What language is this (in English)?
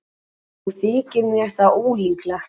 Icelandic